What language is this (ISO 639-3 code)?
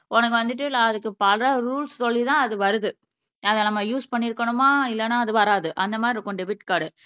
tam